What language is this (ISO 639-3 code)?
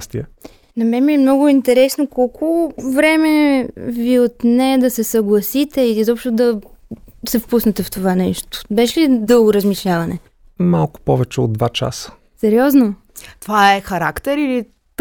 bul